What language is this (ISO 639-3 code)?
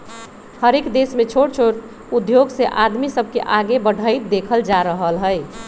mag